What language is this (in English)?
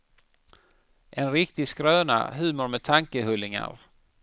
Swedish